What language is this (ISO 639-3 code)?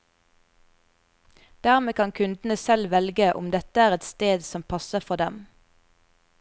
nor